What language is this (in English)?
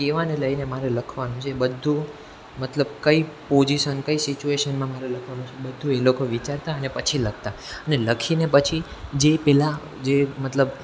Gujarati